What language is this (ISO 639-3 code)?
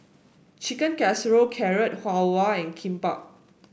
eng